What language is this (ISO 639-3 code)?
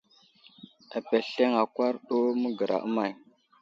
udl